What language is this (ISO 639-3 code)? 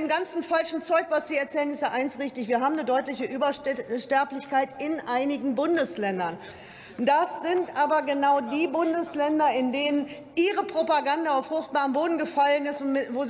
deu